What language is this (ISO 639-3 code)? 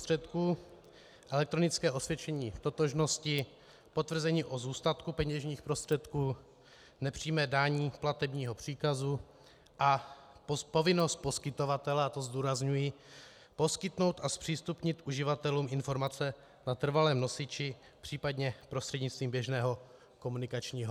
ces